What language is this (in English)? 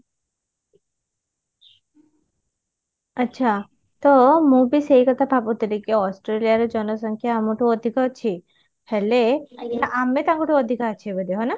Odia